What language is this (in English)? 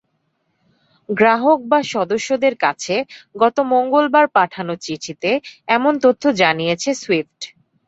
Bangla